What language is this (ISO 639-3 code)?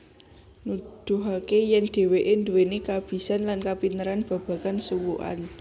jav